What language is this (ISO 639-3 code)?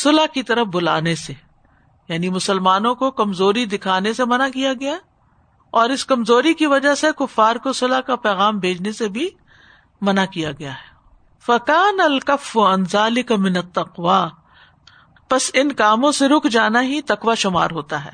urd